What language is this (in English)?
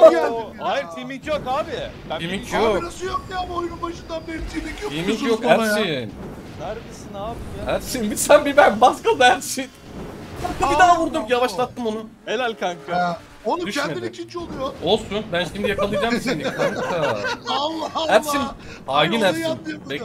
Turkish